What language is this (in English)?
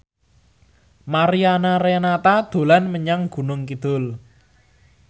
Javanese